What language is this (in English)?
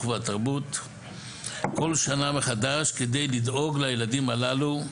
Hebrew